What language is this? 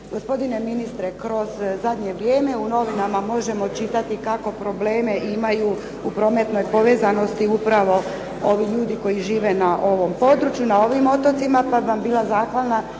Croatian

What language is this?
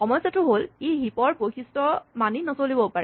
Assamese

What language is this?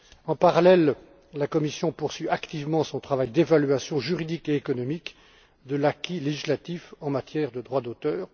French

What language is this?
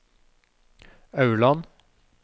Norwegian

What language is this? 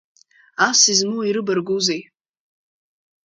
Abkhazian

